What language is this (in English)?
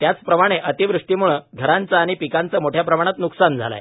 Marathi